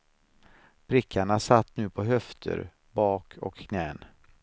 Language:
Swedish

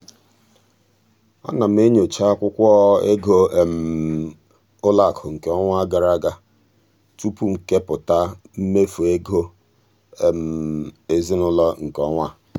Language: Igbo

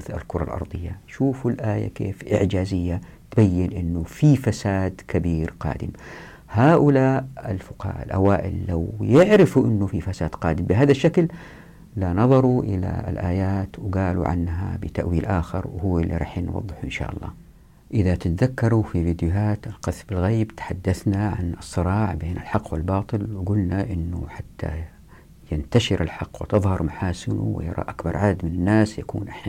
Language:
Arabic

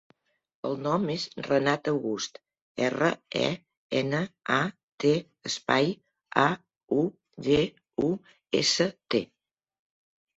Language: Catalan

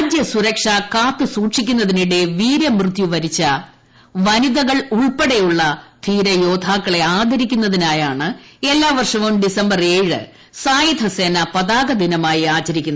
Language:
Malayalam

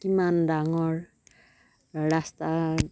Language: Assamese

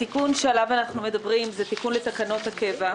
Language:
Hebrew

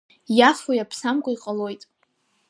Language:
Abkhazian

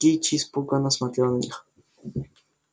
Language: Russian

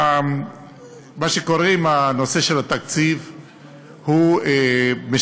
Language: Hebrew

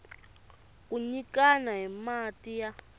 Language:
Tsonga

